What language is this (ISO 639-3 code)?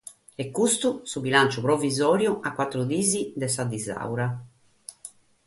srd